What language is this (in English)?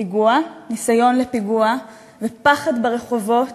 Hebrew